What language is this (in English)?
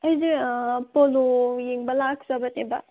Manipuri